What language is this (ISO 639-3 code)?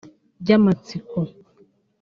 kin